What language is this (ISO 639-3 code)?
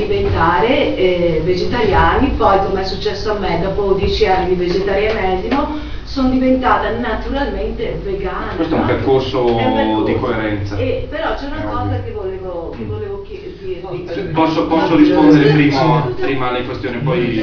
ita